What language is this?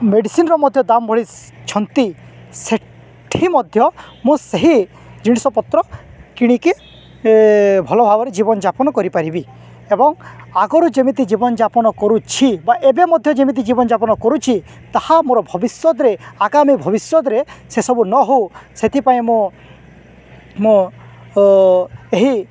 Odia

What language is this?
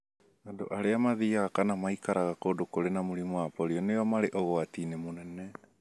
Kikuyu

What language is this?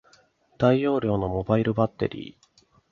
Japanese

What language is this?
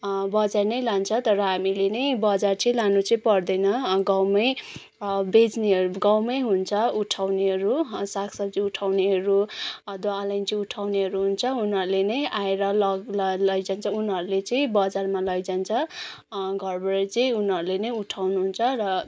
Nepali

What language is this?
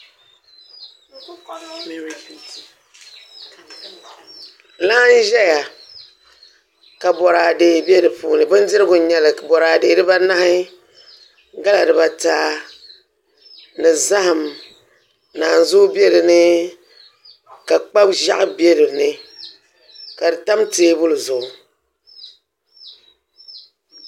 Dagbani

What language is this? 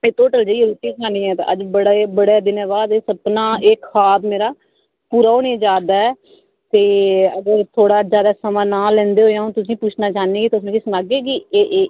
Dogri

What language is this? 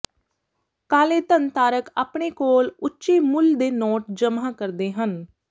Punjabi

